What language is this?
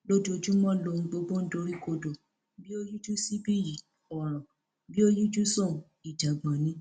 Yoruba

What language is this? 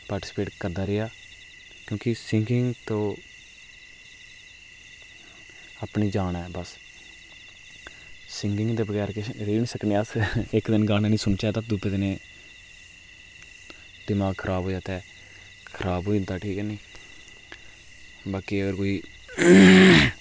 Dogri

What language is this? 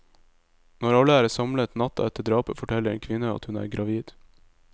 Norwegian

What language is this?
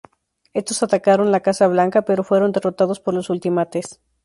Spanish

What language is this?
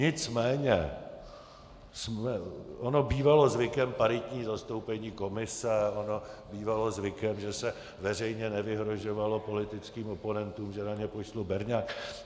Czech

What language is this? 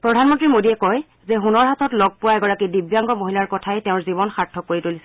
Assamese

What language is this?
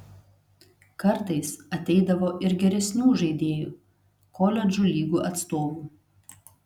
Lithuanian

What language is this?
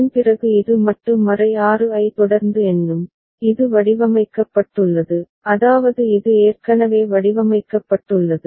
Tamil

